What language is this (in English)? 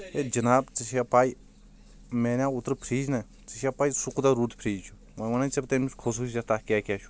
Kashmiri